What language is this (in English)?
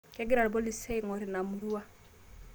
Masai